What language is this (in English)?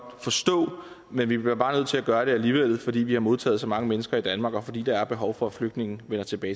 Danish